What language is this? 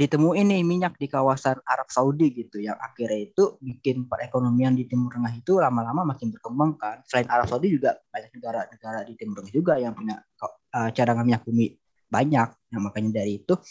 Indonesian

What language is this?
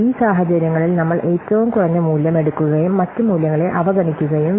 Malayalam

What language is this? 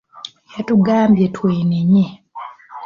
Ganda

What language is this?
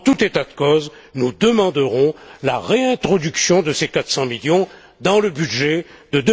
French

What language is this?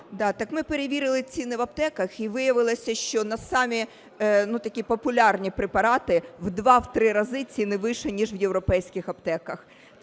Ukrainian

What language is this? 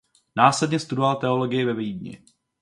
Czech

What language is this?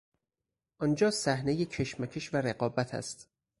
Persian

